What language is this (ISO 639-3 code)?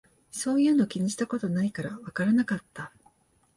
jpn